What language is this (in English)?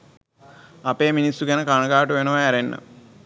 Sinhala